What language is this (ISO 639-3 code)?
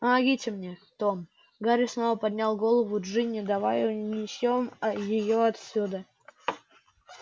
rus